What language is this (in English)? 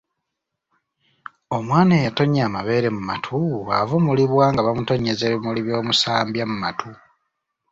Ganda